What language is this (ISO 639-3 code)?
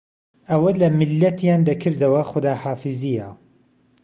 ckb